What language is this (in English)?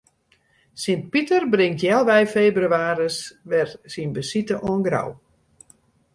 Western Frisian